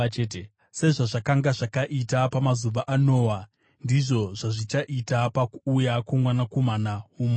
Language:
Shona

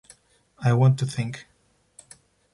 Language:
English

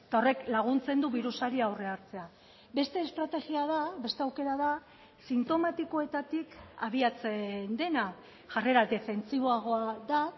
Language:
Basque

